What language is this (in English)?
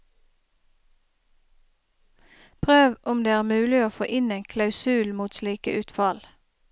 Norwegian